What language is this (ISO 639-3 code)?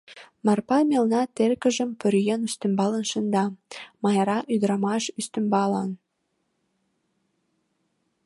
chm